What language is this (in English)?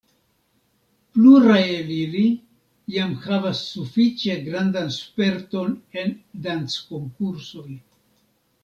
Esperanto